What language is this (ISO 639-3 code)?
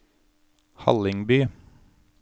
nor